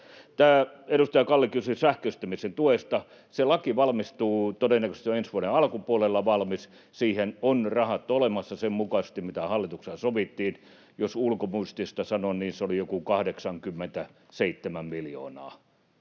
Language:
Finnish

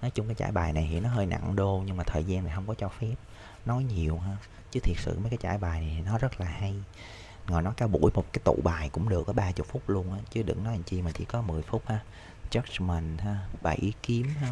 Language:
Vietnamese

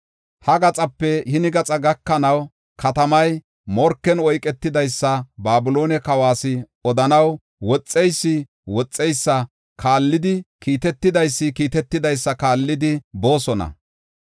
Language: Gofa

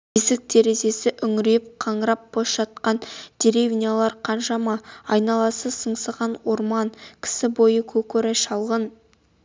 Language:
Kazakh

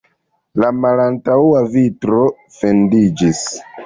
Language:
Esperanto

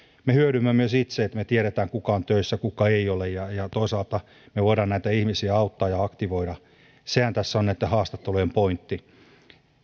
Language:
Finnish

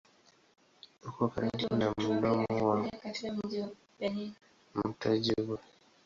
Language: Swahili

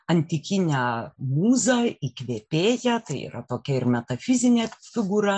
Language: Lithuanian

